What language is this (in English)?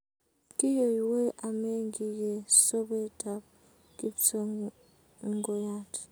Kalenjin